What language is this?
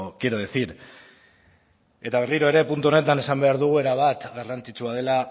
Basque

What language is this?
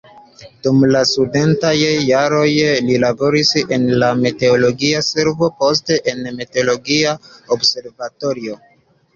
Esperanto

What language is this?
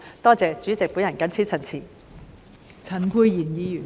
Cantonese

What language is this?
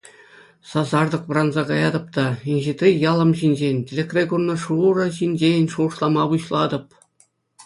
Chuvash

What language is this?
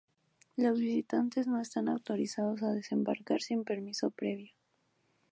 Spanish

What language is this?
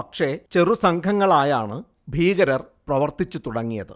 Malayalam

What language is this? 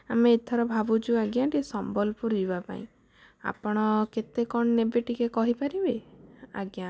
Odia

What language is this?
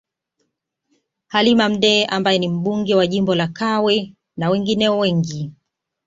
Swahili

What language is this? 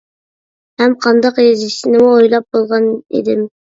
Uyghur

